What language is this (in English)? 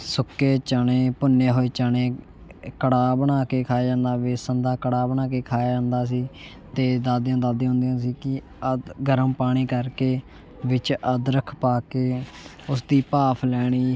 Punjabi